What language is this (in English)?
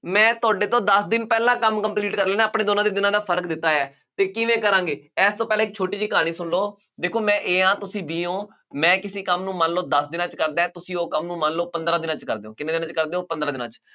Punjabi